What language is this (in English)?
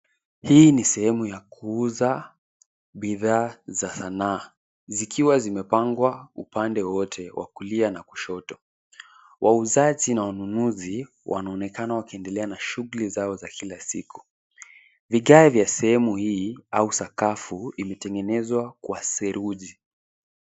Swahili